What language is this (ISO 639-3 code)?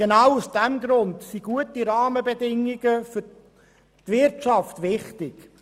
gsw